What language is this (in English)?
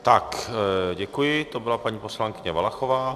Czech